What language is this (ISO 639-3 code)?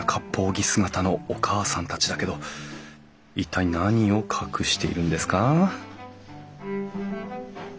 jpn